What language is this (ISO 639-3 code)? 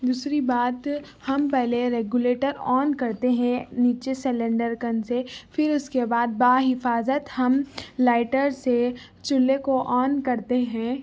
urd